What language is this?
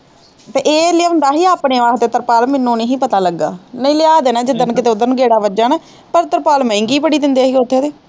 Punjabi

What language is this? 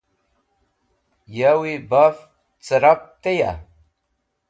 Wakhi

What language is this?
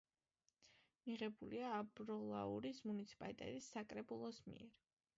Georgian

